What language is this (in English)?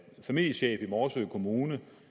Danish